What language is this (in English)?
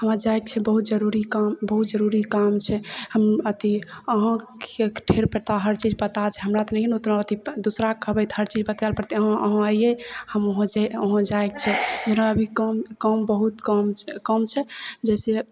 Maithili